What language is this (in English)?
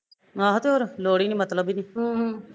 Punjabi